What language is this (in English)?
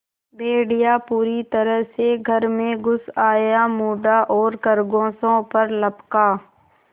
Hindi